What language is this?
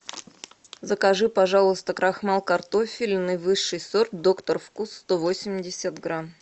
Russian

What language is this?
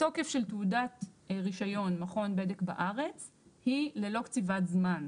Hebrew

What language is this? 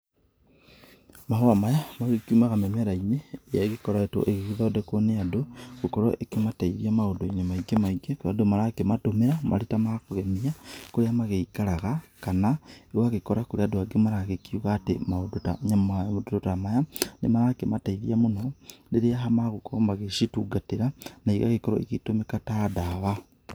Kikuyu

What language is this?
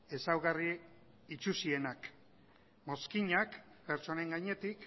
Basque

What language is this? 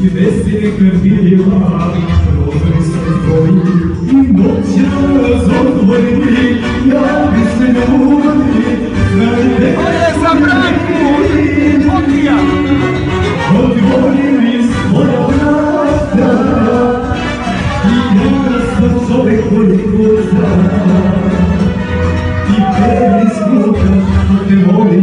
Ukrainian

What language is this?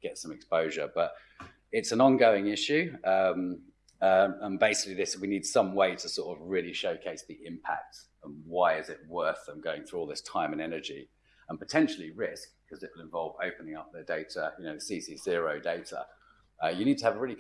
English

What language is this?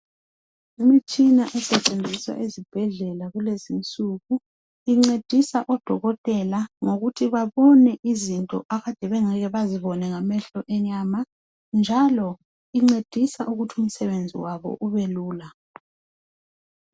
North Ndebele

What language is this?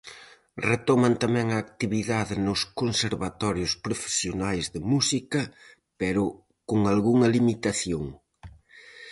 Galician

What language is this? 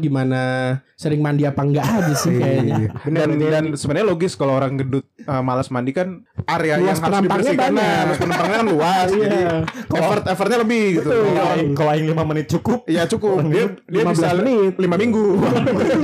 Indonesian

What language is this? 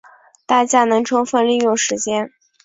Chinese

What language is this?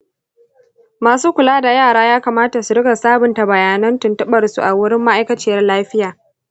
Hausa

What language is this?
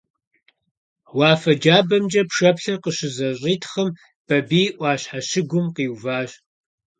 Kabardian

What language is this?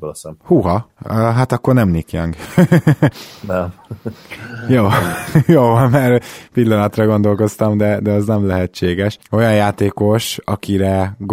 Hungarian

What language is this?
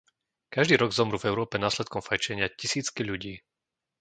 Slovak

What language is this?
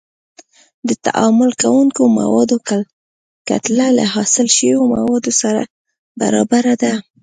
Pashto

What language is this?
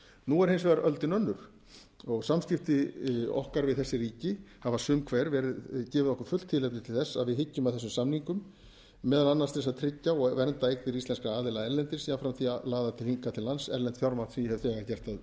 Icelandic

